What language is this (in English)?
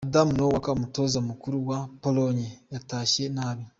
Kinyarwanda